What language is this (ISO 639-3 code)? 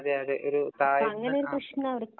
mal